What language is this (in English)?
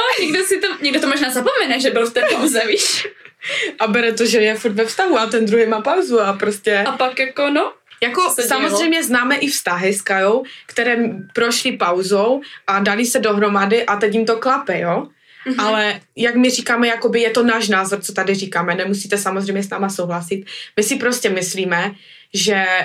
Czech